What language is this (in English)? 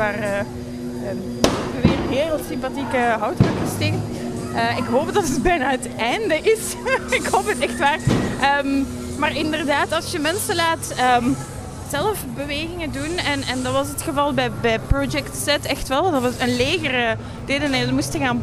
Dutch